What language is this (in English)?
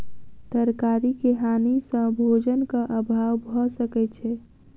Maithili